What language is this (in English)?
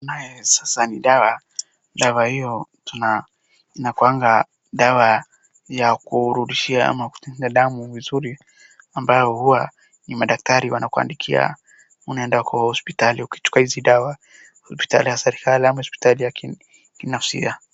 Swahili